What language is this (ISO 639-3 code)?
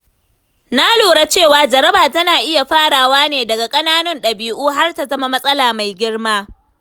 hau